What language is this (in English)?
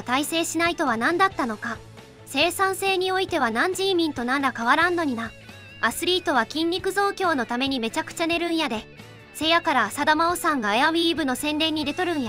Japanese